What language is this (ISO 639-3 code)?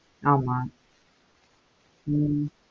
tam